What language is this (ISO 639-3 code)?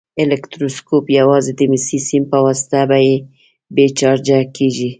pus